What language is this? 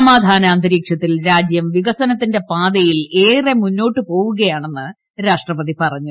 Malayalam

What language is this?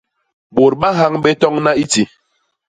Basaa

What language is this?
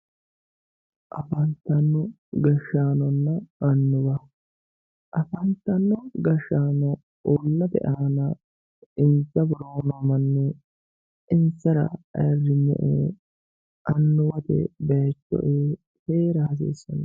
Sidamo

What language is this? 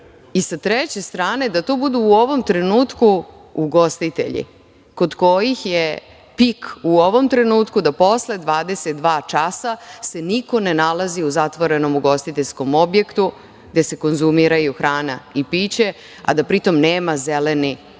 Serbian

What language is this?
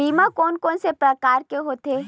Chhattisgarhi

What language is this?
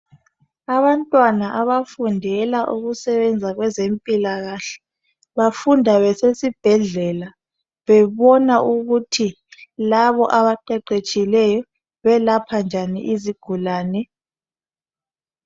North Ndebele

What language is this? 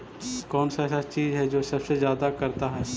Magahi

